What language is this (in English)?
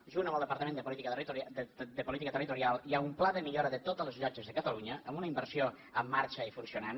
Catalan